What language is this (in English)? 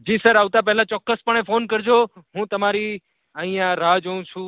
Gujarati